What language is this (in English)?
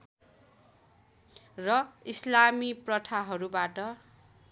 Nepali